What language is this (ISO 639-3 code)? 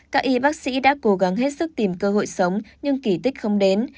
vie